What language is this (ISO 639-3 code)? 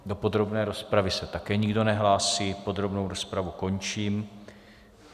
ces